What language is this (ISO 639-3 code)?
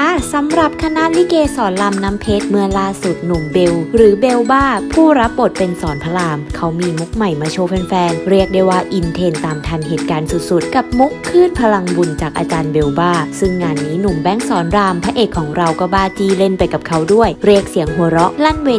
tha